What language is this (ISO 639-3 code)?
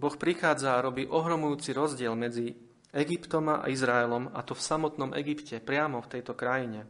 slk